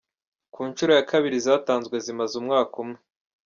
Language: Kinyarwanda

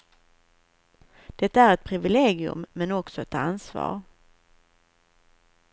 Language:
Swedish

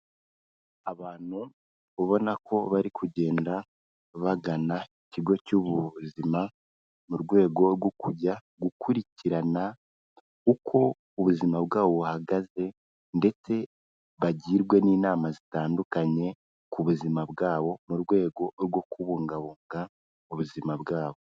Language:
Kinyarwanda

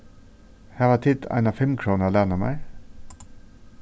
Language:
Faroese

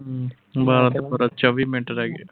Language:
Punjabi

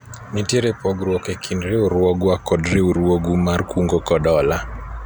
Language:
Luo (Kenya and Tanzania)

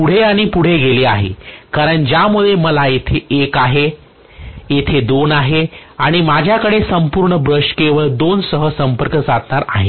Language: Marathi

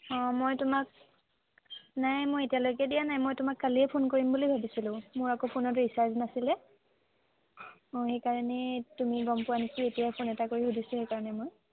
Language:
Assamese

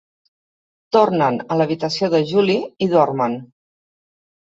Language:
Catalan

